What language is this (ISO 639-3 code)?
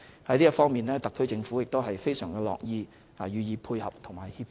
yue